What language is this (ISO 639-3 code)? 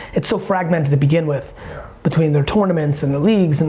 eng